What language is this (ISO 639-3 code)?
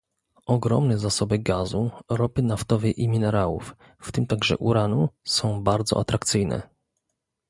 pol